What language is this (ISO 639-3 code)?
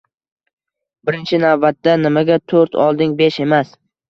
uzb